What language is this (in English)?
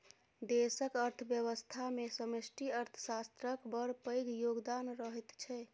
Maithili